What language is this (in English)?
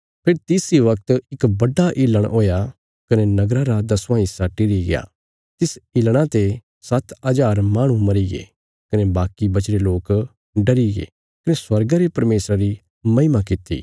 Bilaspuri